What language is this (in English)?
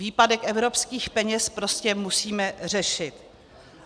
Czech